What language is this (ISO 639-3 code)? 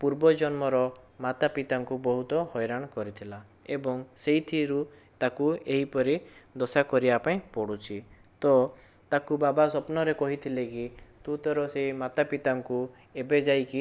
ori